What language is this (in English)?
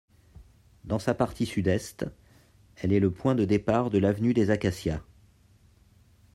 French